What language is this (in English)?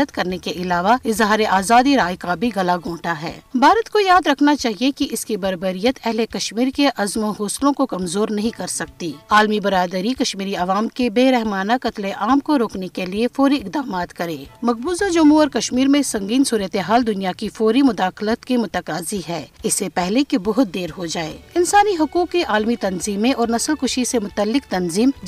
Urdu